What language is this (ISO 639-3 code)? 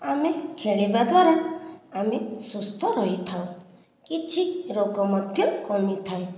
ori